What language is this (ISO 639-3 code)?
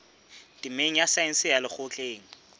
sot